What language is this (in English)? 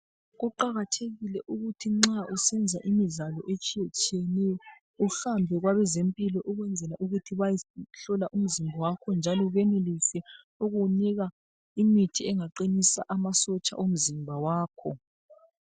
North Ndebele